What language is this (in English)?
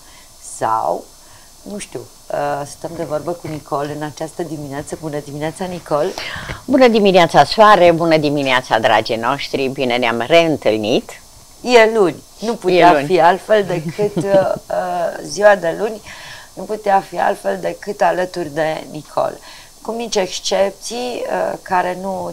Romanian